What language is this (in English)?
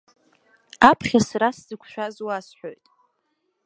Abkhazian